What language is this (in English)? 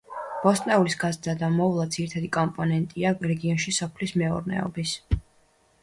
Georgian